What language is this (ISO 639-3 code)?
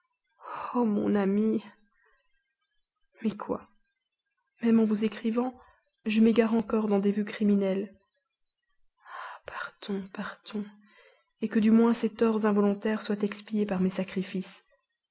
fra